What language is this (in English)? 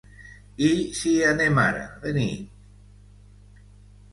Catalan